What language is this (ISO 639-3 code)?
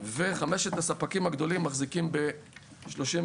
heb